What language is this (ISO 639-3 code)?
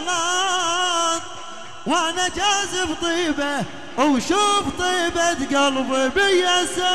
ara